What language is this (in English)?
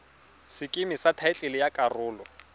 Tswana